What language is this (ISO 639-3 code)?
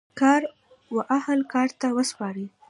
pus